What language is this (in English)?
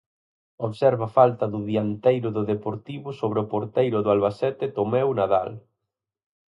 Galician